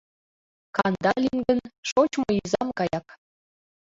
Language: Mari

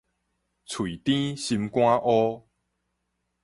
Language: Min Nan Chinese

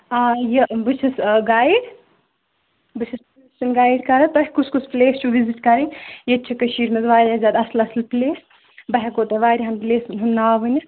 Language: Kashmiri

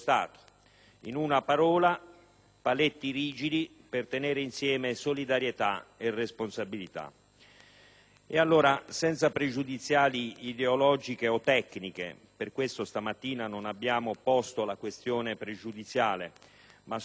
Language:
Italian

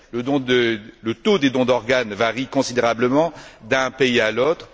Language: French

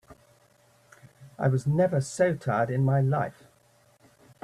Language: English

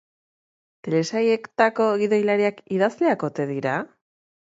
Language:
Basque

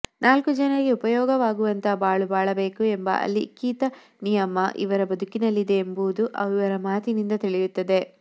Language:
Kannada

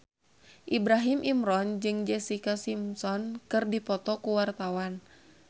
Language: Sundanese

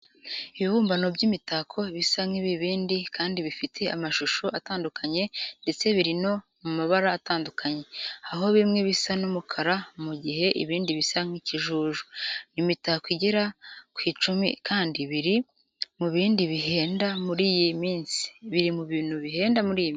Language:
Kinyarwanda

